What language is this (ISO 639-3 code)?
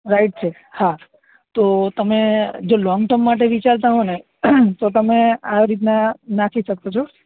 guj